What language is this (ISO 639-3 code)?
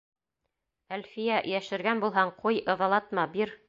bak